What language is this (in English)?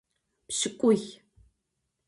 Adyghe